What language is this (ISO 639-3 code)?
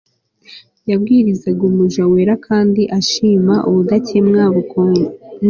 kin